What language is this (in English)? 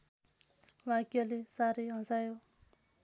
Nepali